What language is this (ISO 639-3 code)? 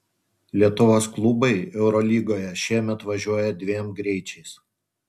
lit